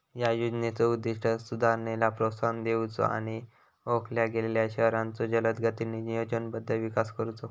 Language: Marathi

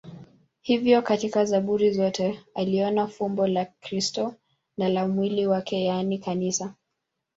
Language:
Swahili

